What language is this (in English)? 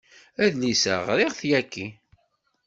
Kabyle